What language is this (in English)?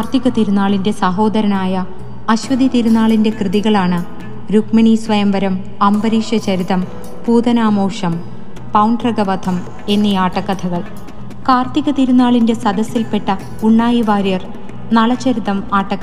Malayalam